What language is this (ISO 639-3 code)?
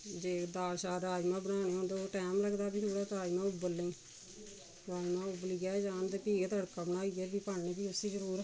doi